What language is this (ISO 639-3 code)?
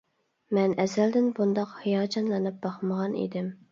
uig